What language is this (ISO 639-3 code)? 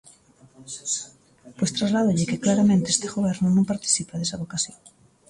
glg